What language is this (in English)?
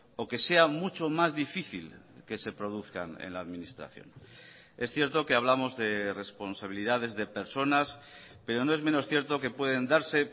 Spanish